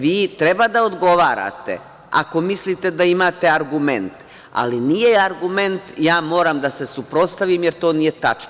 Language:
Serbian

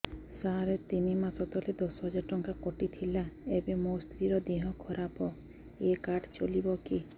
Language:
Odia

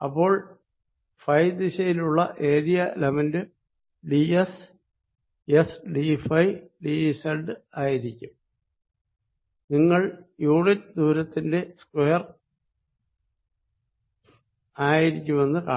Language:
Malayalam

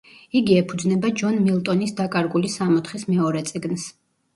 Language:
Georgian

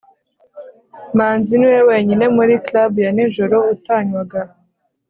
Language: Kinyarwanda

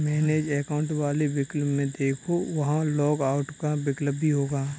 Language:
Hindi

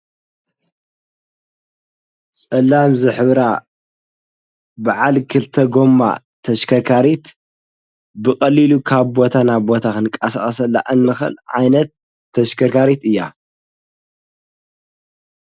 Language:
Tigrinya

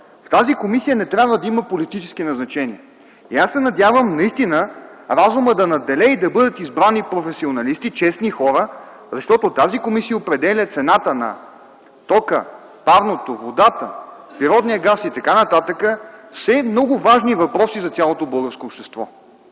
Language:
Bulgarian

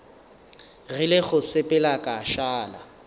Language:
Northern Sotho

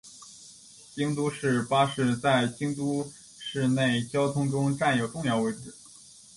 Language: Chinese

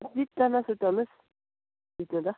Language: Nepali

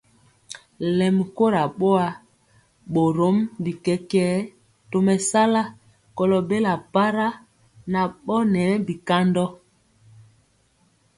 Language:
Mpiemo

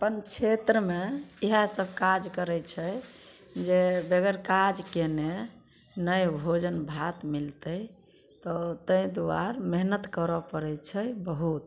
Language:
Maithili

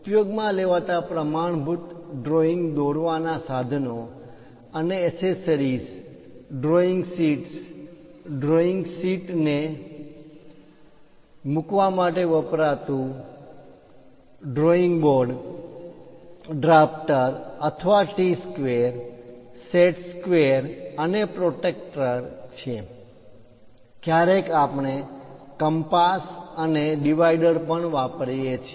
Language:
Gujarati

